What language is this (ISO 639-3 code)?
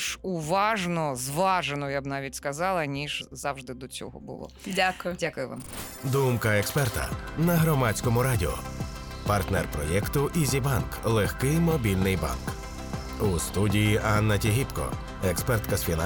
ukr